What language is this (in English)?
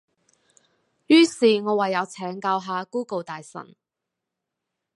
Cantonese